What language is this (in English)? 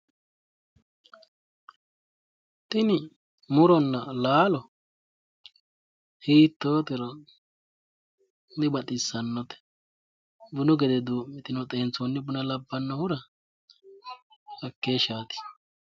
Sidamo